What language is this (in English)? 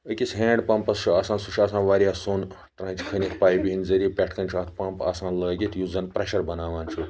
Kashmiri